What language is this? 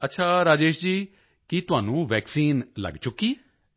Punjabi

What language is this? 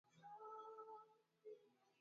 Swahili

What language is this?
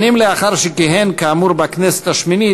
Hebrew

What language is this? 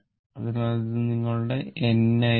Malayalam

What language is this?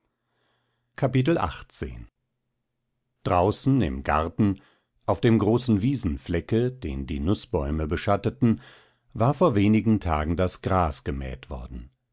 German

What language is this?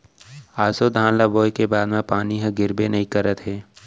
Chhattisgarhi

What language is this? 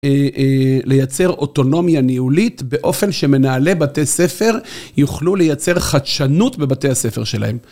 Hebrew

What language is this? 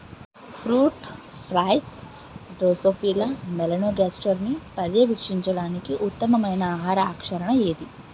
Telugu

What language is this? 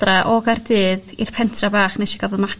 Welsh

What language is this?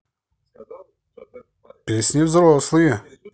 Russian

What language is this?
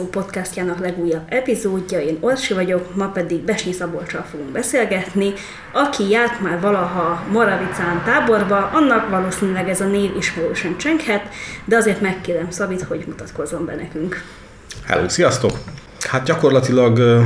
Hungarian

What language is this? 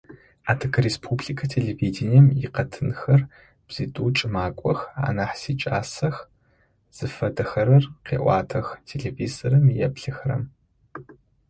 Adyghe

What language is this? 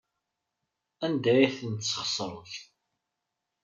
Kabyle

